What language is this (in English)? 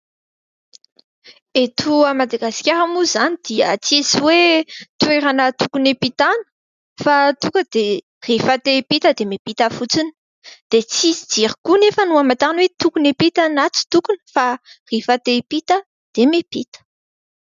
Malagasy